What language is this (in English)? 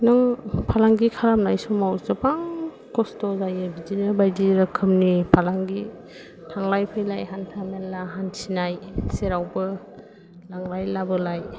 Bodo